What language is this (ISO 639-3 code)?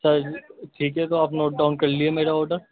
urd